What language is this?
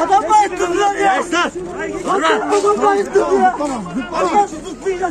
Turkish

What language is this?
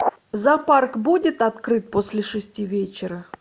Russian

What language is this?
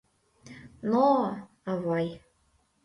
Mari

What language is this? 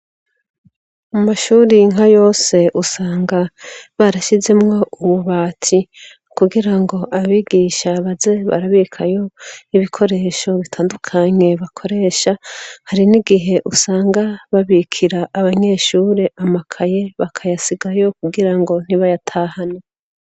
Rundi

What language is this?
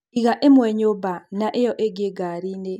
Kikuyu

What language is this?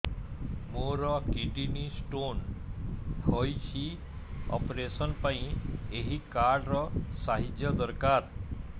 Odia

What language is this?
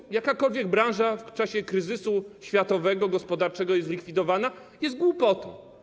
Polish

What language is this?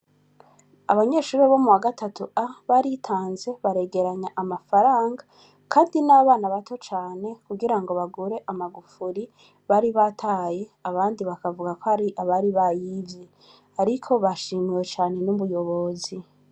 Rundi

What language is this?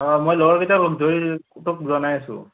Assamese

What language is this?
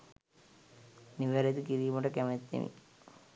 Sinhala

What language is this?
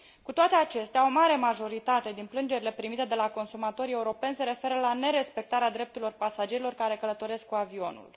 Romanian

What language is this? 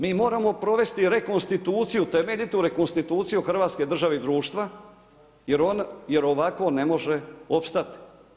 Croatian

